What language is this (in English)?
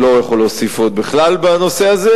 Hebrew